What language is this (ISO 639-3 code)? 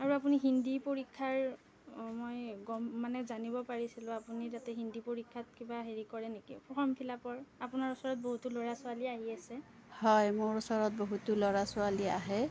asm